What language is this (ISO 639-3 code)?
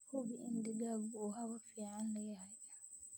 som